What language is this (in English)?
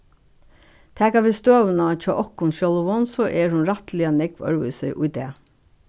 Faroese